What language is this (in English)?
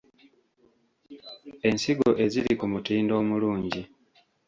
Ganda